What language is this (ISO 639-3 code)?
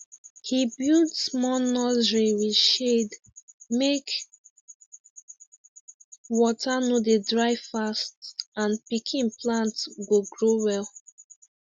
pcm